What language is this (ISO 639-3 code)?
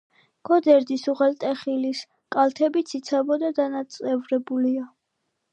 kat